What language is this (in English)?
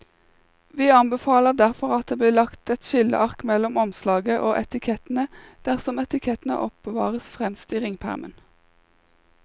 Norwegian